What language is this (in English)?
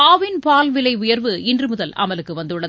Tamil